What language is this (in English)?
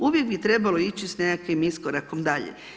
Croatian